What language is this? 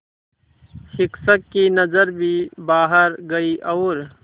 Hindi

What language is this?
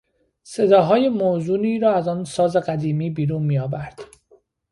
Persian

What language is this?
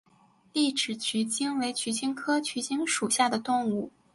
Chinese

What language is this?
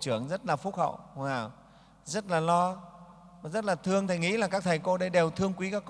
Vietnamese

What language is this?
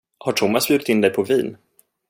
Swedish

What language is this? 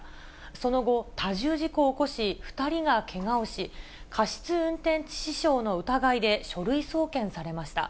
Japanese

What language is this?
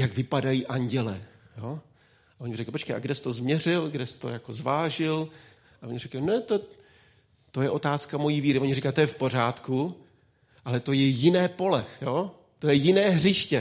Czech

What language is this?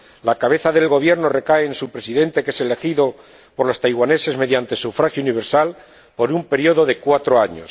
Spanish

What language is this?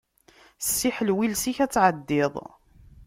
Kabyle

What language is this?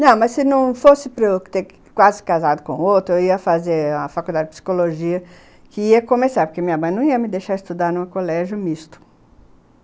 Portuguese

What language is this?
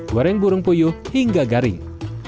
Indonesian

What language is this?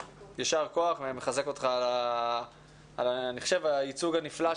Hebrew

